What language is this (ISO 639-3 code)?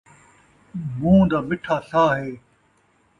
skr